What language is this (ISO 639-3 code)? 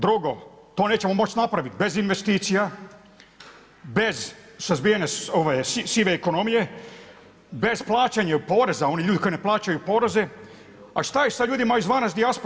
hrv